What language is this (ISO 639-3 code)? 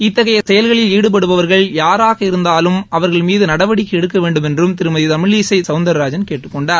tam